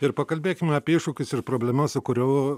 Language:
Lithuanian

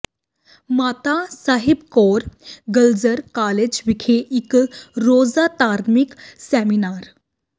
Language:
Punjabi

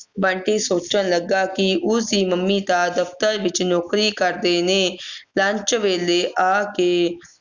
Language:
Punjabi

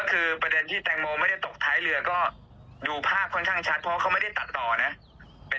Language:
Thai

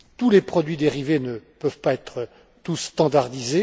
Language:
French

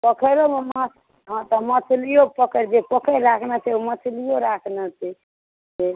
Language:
Maithili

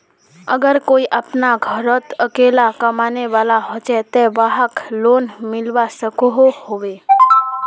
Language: Magahi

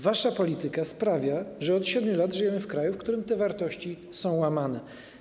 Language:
Polish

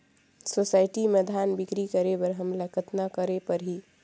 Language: Chhattisgarhi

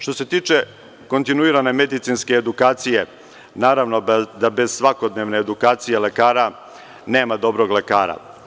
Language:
Serbian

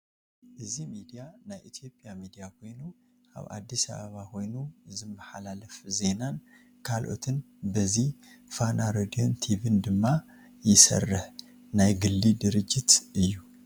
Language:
Tigrinya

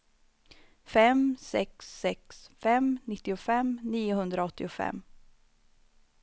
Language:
Swedish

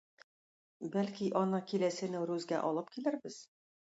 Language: Tatar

